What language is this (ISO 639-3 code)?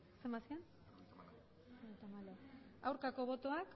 eus